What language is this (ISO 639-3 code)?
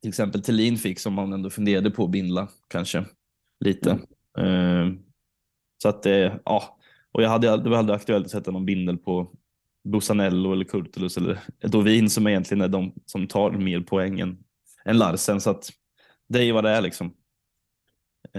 swe